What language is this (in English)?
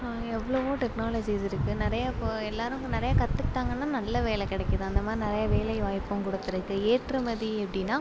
Tamil